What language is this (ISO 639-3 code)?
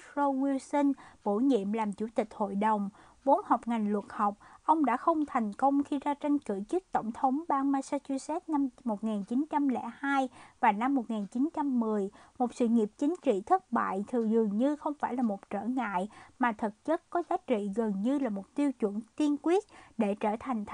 vie